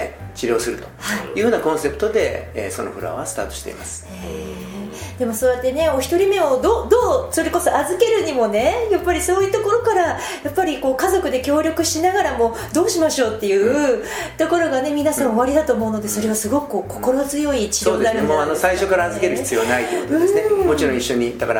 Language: Japanese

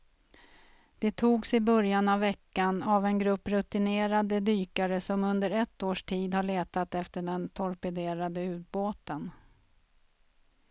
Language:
Swedish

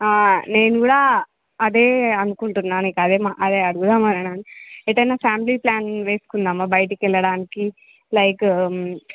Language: Telugu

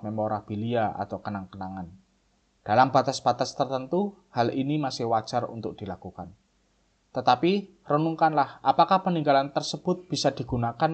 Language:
Indonesian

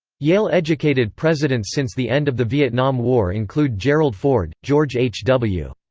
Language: English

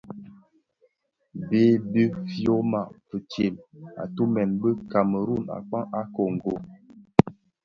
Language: Bafia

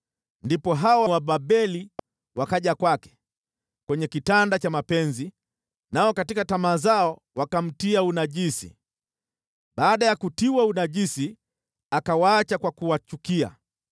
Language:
Swahili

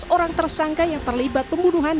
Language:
Indonesian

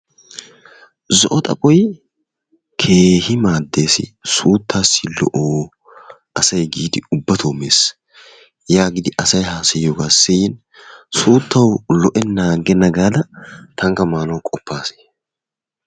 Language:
Wolaytta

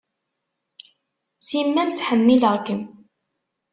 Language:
Kabyle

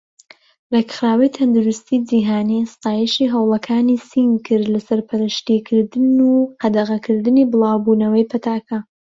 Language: Central Kurdish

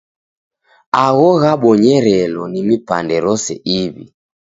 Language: Taita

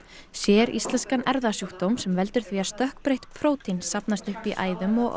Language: Icelandic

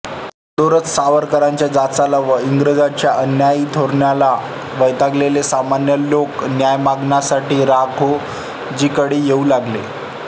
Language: Marathi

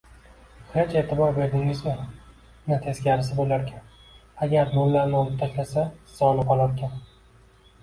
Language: Uzbek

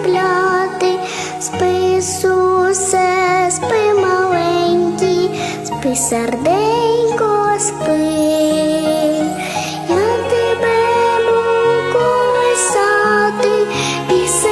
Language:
Vietnamese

